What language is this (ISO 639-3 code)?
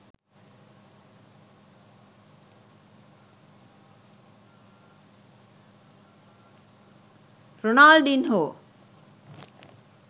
sin